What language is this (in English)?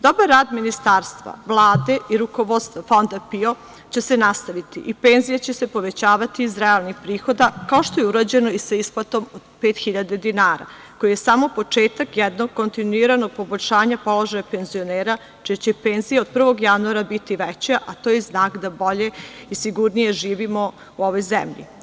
Serbian